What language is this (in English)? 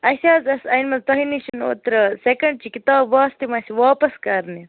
Kashmiri